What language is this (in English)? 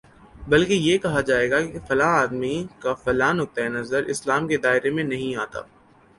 Urdu